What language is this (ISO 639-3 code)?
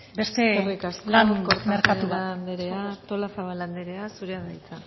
eus